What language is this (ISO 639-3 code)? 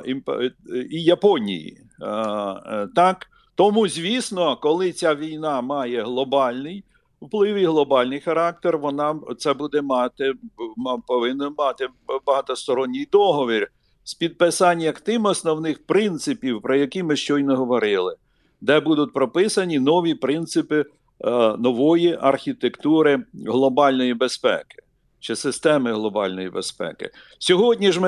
ukr